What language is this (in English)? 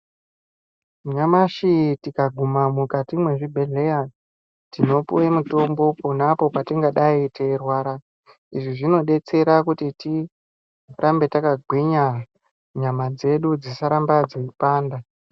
Ndau